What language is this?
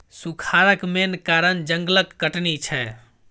Maithili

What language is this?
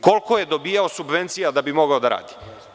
Serbian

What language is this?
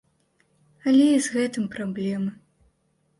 Belarusian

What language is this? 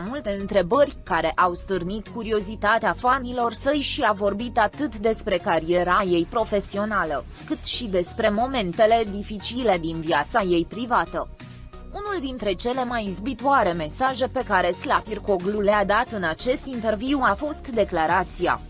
Romanian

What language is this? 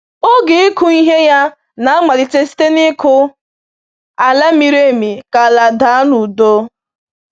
Igbo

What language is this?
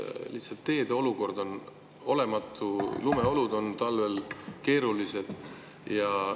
Estonian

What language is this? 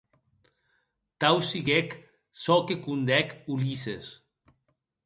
Occitan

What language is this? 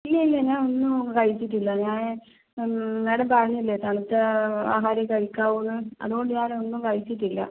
Malayalam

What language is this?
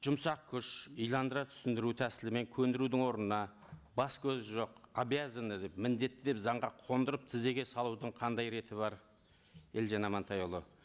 Kazakh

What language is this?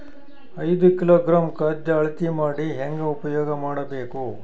Kannada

